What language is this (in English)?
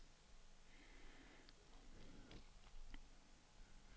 Danish